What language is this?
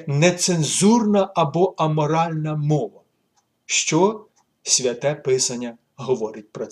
Ukrainian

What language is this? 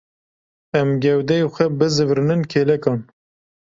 Kurdish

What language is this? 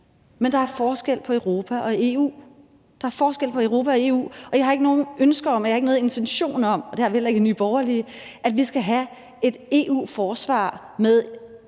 Danish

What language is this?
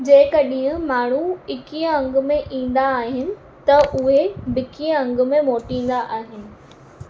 Sindhi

